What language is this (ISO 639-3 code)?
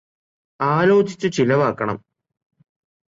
mal